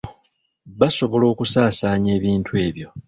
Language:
Ganda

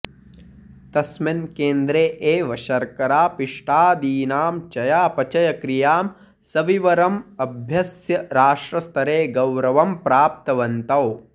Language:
Sanskrit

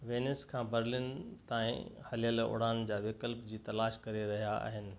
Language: Sindhi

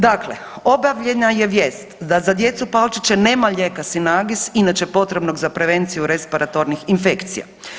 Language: Croatian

